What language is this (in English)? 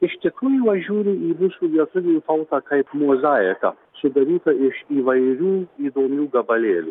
Lithuanian